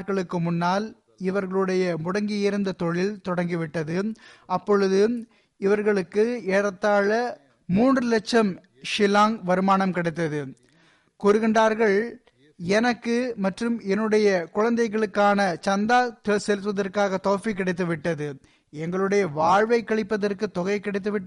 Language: Tamil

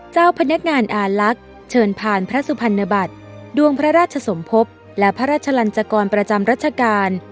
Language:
Thai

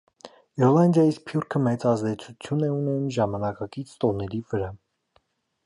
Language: Armenian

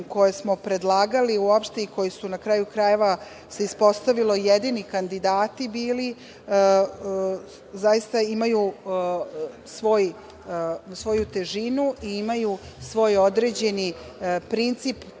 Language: Serbian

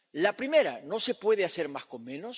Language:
Spanish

